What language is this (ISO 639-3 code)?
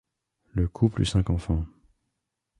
fra